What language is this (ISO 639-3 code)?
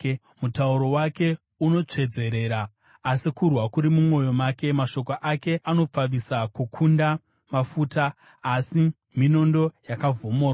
sna